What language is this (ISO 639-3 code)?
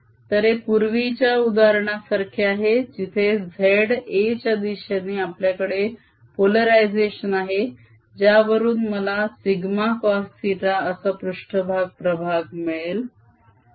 mar